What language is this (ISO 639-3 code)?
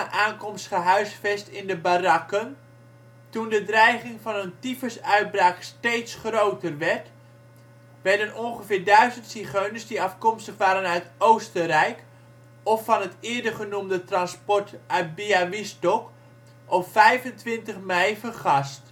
nld